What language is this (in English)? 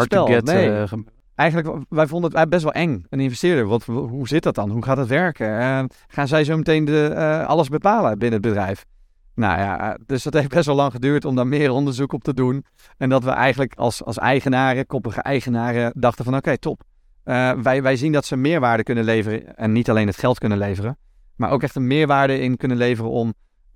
Dutch